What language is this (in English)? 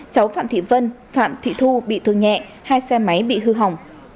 Vietnamese